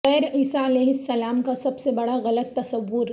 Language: Urdu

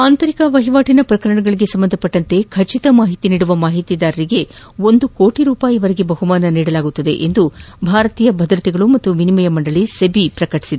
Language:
Kannada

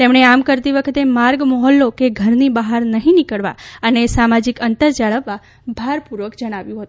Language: Gujarati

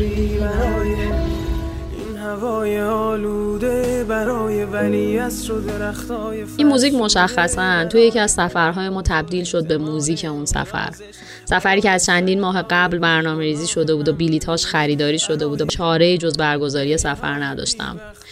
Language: Persian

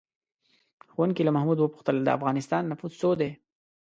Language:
Pashto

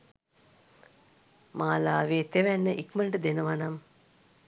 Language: Sinhala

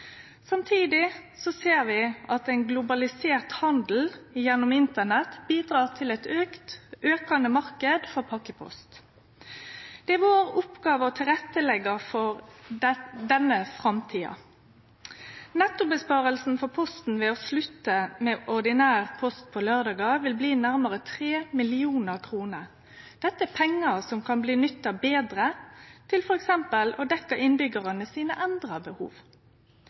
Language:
Norwegian Nynorsk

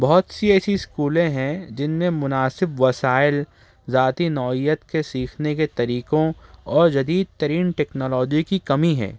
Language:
Urdu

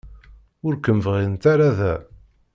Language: Kabyle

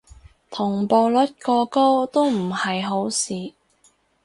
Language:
Cantonese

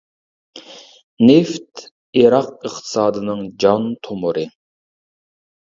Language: Uyghur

